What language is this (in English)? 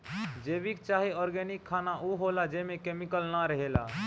Bhojpuri